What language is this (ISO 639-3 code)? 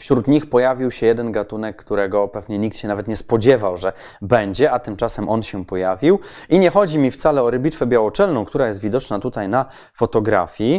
pol